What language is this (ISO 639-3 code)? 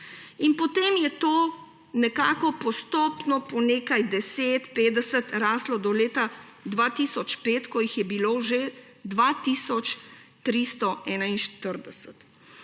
slv